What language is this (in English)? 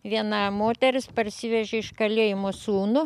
Lithuanian